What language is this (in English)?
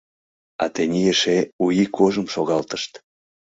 Mari